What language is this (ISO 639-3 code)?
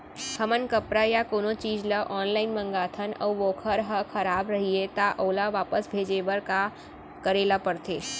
hne